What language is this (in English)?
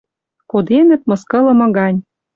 Western Mari